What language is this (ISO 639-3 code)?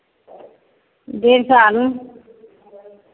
mai